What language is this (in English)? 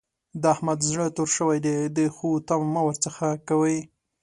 Pashto